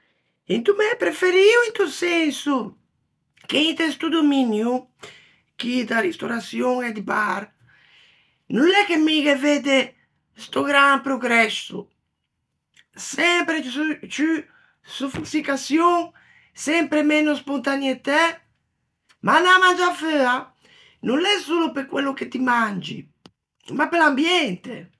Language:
Ligurian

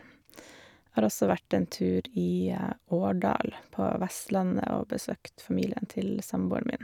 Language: Norwegian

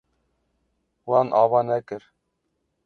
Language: Kurdish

